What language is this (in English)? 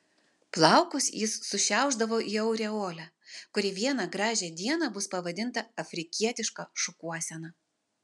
Lithuanian